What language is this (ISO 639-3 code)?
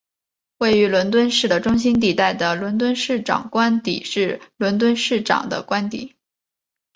zho